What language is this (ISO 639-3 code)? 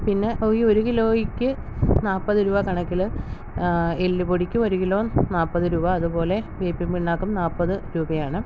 mal